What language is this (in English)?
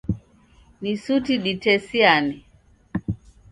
Taita